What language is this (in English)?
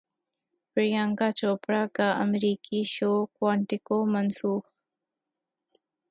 Urdu